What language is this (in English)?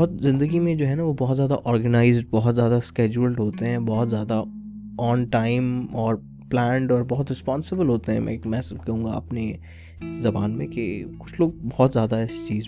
Urdu